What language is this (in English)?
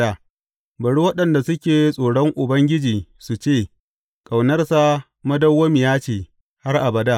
Hausa